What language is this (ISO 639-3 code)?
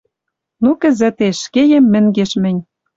mrj